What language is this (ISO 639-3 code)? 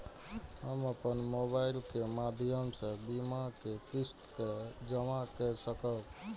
mai